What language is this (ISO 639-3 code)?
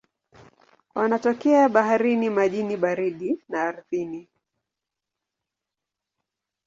swa